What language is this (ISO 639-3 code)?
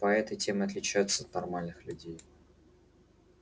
rus